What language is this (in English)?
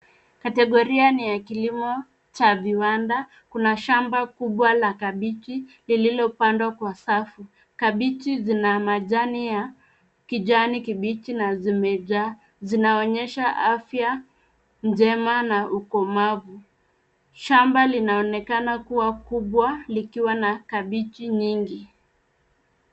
Swahili